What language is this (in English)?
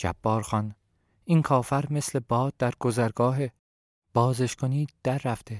Persian